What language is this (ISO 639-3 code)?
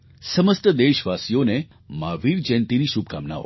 guj